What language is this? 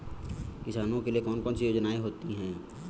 Hindi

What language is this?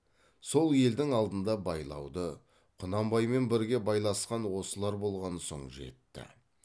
Kazakh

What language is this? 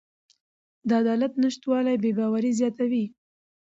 Pashto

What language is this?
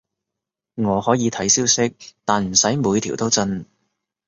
Cantonese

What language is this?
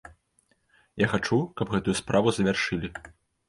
Belarusian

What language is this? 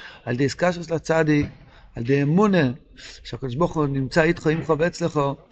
Hebrew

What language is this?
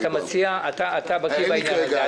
Hebrew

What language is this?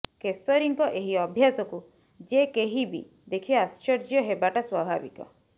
Odia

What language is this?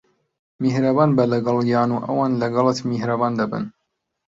Central Kurdish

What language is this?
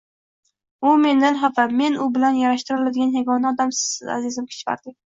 Uzbek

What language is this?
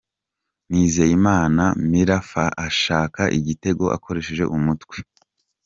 Kinyarwanda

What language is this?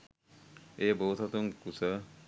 Sinhala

